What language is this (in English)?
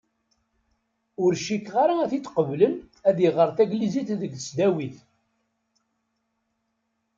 Kabyle